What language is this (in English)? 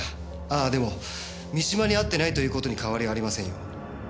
Japanese